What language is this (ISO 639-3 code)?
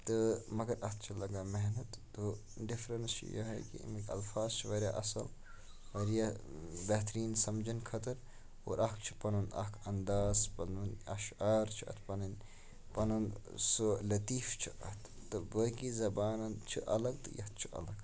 kas